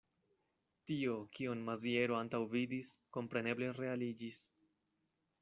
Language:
Esperanto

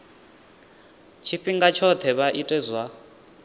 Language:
Venda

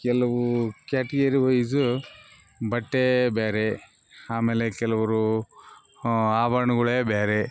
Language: Kannada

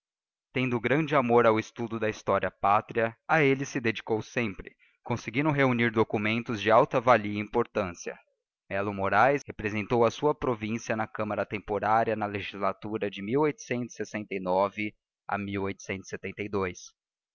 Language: Portuguese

